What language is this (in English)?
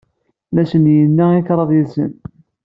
Kabyle